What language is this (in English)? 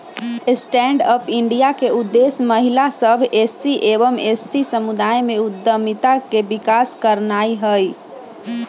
Magahi